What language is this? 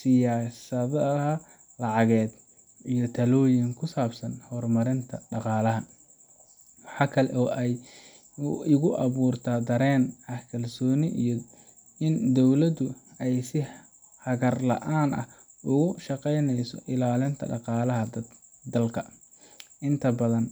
Somali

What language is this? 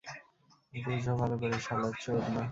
Bangla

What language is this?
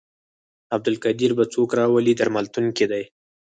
Pashto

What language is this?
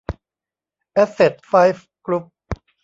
Thai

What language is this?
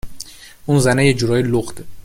Persian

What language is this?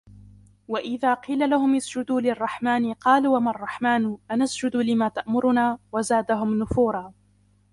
Arabic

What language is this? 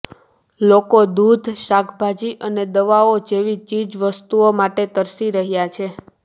Gujarati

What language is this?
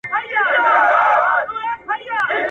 Pashto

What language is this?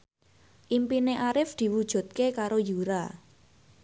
Javanese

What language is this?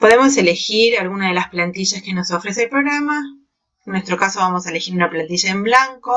Spanish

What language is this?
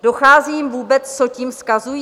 Czech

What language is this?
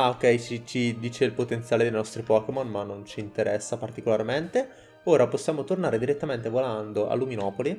Italian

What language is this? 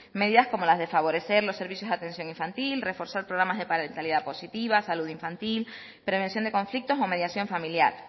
Spanish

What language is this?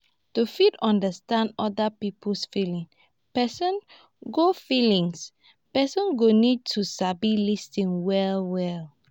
Nigerian Pidgin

